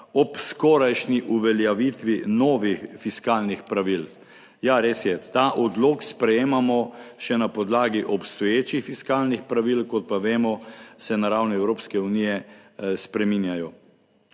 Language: Slovenian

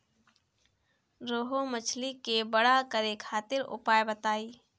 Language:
Bhojpuri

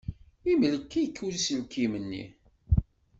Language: Kabyle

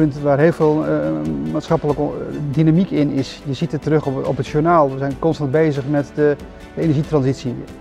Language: Dutch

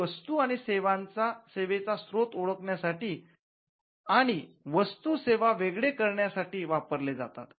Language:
Marathi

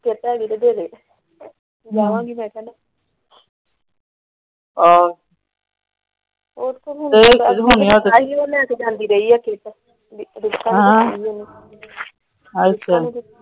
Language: Punjabi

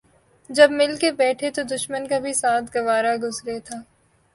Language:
Urdu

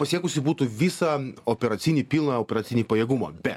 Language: Lithuanian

